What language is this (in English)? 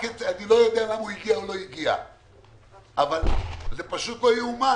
Hebrew